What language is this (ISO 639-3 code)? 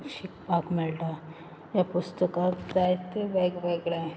kok